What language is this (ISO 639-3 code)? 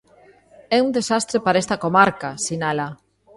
glg